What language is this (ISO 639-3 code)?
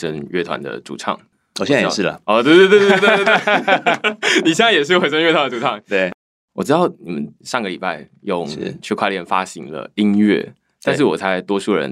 zho